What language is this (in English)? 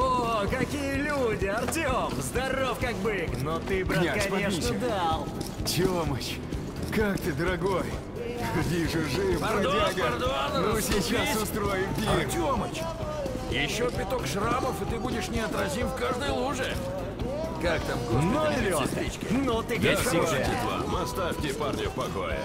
Russian